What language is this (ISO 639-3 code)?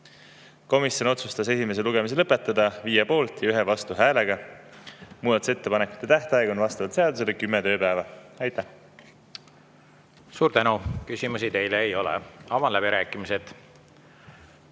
est